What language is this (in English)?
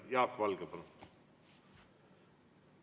Estonian